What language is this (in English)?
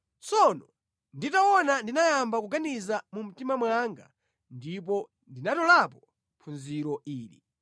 Nyanja